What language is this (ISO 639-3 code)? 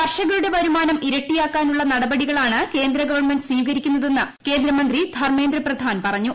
mal